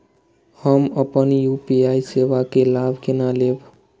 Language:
Maithili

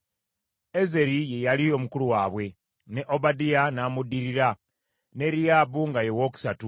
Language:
Ganda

